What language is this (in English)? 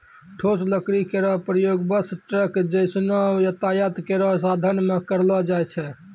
Maithili